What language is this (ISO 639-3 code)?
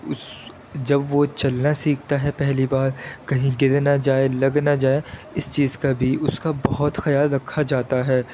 urd